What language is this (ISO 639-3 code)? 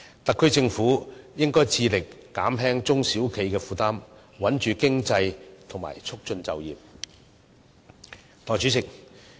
yue